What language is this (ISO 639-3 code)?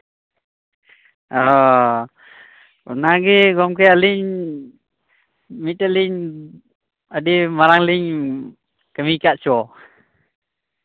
sat